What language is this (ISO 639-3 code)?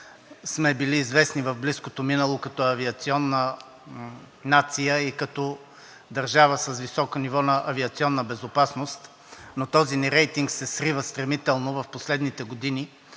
bul